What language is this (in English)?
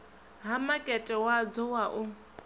Venda